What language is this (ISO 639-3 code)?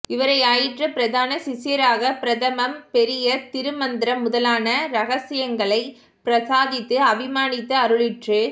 tam